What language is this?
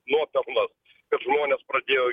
Lithuanian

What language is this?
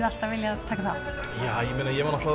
Icelandic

